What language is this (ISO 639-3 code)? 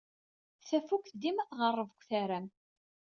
kab